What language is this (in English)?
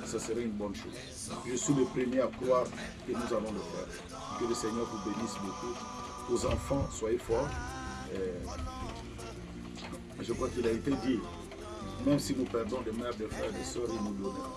French